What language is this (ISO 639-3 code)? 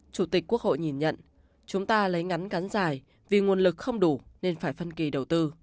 vie